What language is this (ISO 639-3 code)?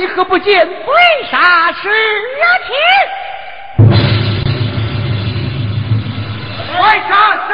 zho